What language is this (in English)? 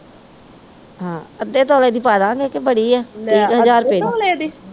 Punjabi